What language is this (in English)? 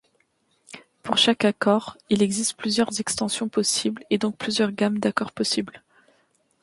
French